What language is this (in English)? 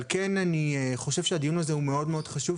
Hebrew